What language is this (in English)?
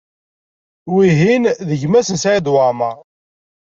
Kabyle